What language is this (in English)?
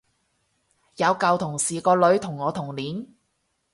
Cantonese